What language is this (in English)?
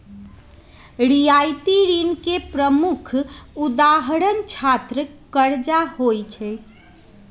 Magahi